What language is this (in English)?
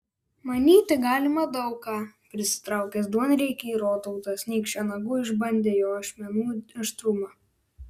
Lithuanian